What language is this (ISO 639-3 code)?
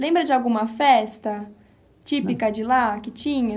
por